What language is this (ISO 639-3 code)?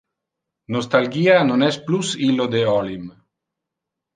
ina